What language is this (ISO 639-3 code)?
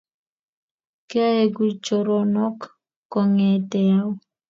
kln